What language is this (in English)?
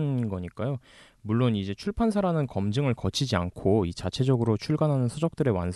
Korean